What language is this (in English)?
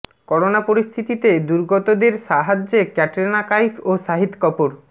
Bangla